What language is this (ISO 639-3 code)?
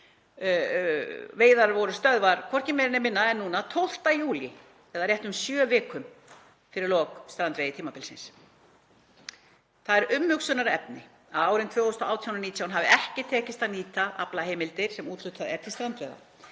isl